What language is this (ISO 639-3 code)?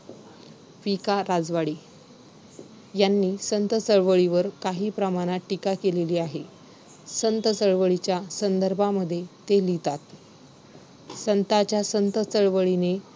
mar